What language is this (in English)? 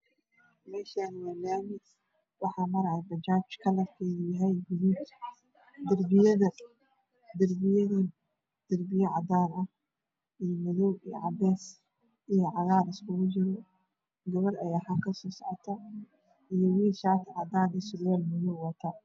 Somali